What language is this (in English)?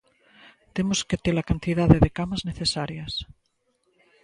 Galician